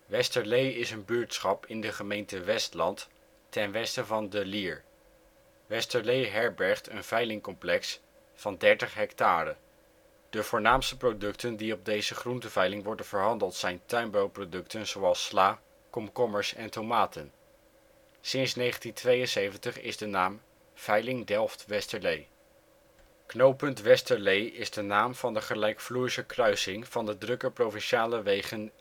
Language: Dutch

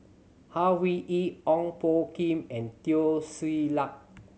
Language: English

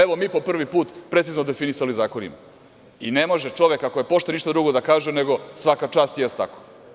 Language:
Serbian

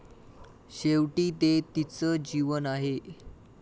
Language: Marathi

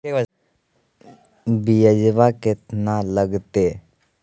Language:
Magahi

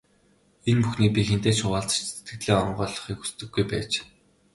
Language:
Mongolian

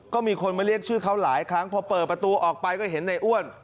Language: Thai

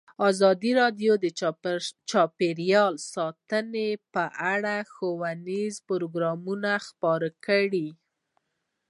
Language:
Pashto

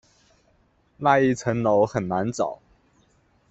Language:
Chinese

